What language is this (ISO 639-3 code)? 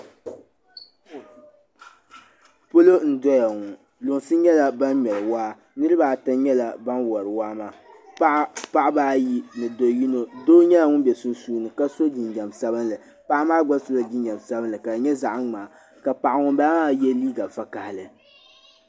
dag